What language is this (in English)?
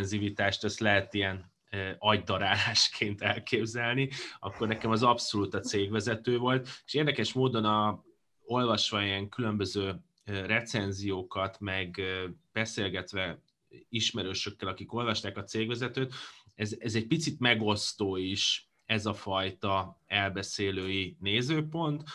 Hungarian